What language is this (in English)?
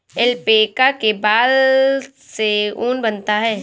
Hindi